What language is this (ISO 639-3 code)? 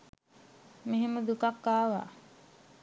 sin